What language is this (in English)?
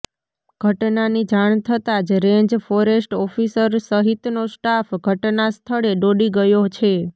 Gujarati